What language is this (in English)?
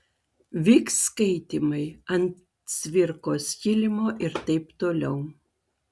Lithuanian